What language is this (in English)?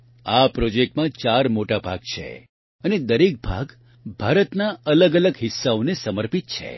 Gujarati